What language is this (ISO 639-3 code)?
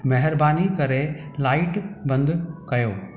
snd